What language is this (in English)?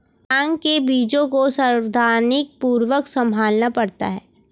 Hindi